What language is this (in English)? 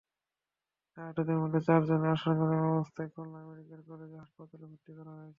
Bangla